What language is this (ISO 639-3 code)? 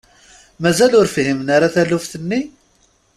kab